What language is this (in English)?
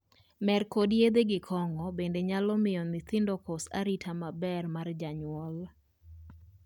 Luo (Kenya and Tanzania)